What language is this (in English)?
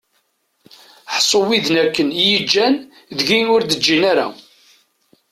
Kabyle